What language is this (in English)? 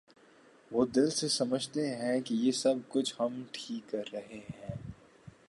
Urdu